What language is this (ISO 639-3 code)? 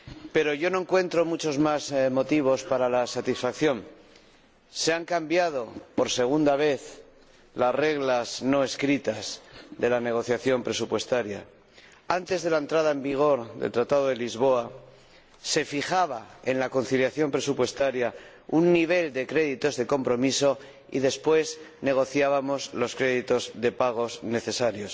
spa